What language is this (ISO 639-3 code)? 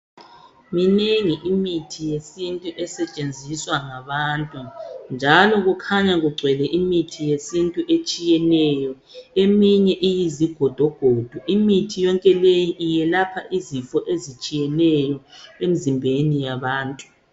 nde